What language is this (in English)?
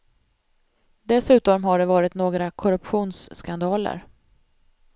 Swedish